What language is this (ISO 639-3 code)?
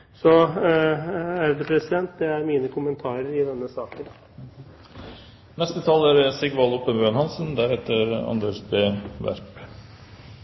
nor